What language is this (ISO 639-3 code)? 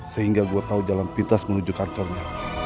ind